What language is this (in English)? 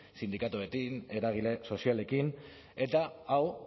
Basque